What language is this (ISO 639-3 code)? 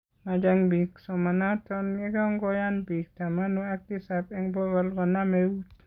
kln